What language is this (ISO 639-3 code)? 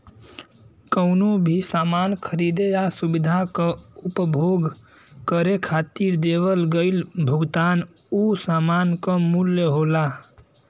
bho